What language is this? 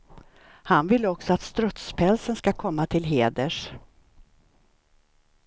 Swedish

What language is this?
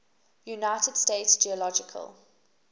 English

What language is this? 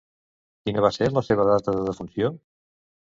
Catalan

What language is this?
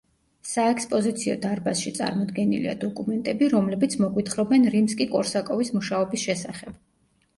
Georgian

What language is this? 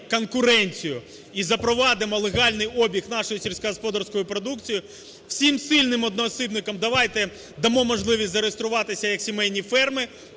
Ukrainian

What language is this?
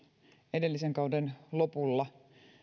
Finnish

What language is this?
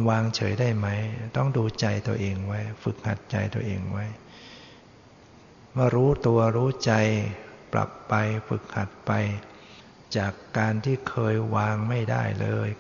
Thai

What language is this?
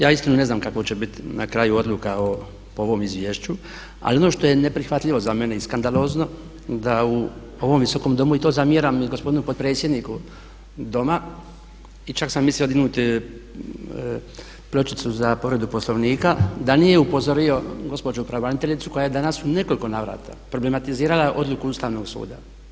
Croatian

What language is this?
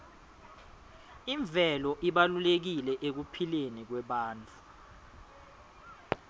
Swati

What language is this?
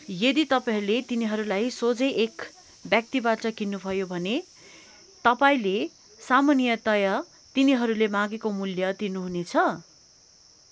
Nepali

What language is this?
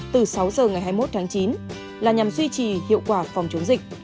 Vietnamese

